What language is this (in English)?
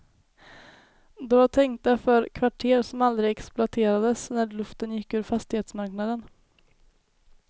Swedish